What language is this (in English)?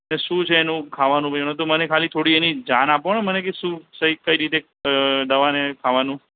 Gujarati